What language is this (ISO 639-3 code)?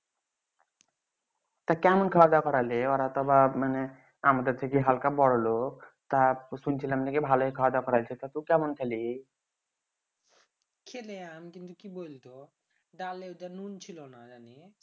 ben